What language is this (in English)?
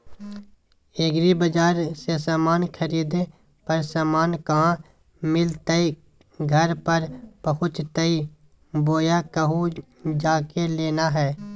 Magahi